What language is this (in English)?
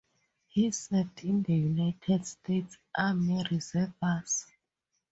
English